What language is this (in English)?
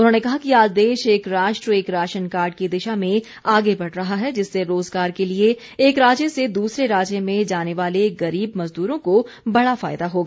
Hindi